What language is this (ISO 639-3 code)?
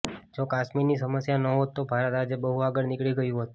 guj